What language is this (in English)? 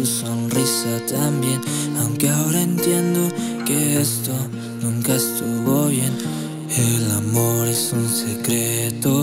Romanian